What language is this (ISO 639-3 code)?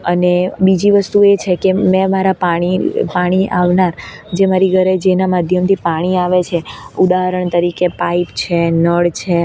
guj